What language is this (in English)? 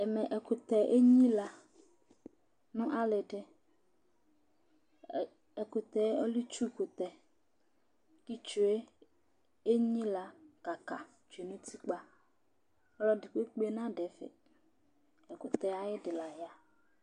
Ikposo